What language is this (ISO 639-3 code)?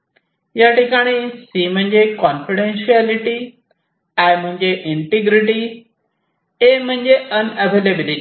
mar